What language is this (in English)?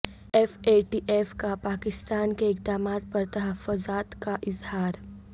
Urdu